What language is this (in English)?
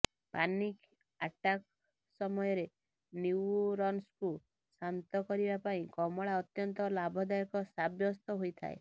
Odia